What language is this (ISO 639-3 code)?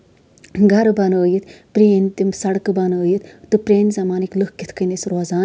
kas